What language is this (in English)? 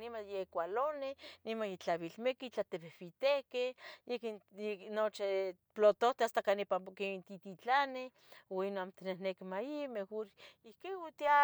Tetelcingo Nahuatl